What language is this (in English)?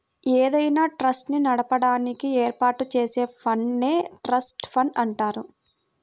Telugu